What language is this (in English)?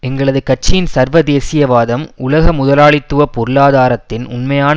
Tamil